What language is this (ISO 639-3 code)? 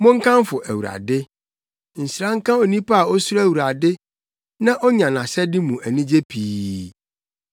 aka